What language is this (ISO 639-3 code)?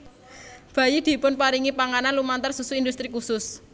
jav